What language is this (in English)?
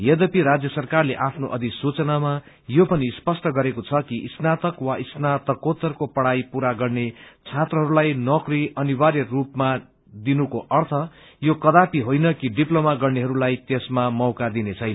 Nepali